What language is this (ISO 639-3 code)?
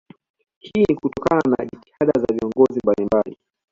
swa